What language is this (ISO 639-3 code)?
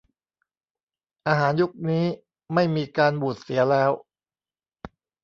tha